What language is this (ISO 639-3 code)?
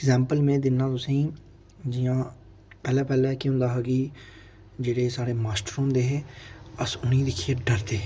doi